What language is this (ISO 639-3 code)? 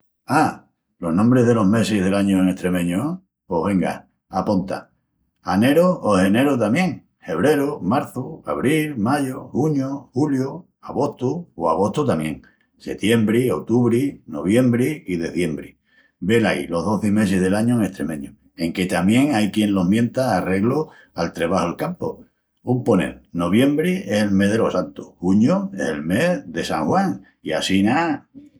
ext